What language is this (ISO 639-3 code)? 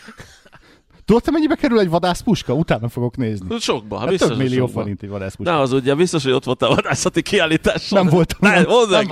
hun